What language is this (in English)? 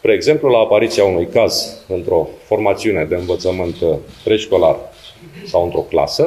Romanian